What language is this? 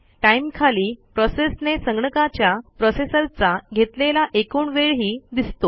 Marathi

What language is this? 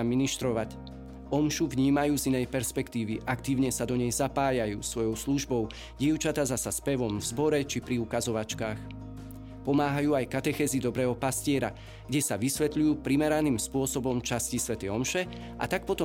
Slovak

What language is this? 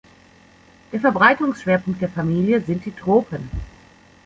German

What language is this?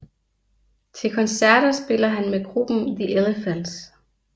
Danish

